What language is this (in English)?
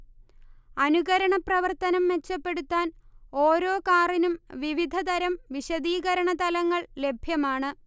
Malayalam